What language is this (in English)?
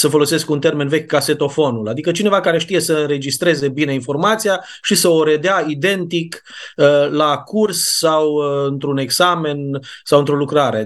Romanian